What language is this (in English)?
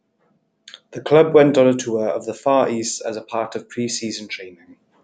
English